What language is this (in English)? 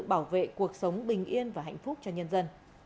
Vietnamese